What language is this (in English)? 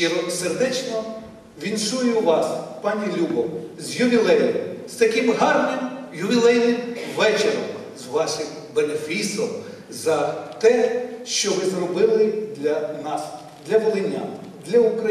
Ukrainian